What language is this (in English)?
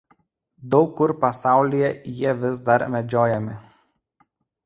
Lithuanian